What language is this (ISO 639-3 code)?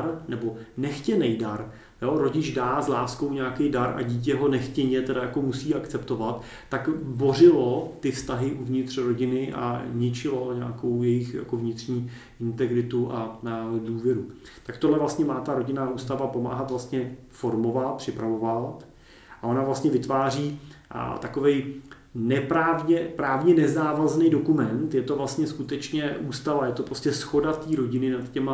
ces